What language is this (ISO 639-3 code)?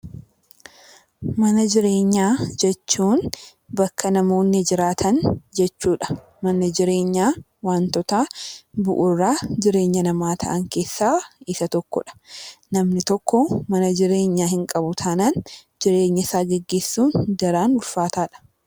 orm